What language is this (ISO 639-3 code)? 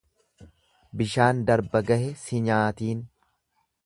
orm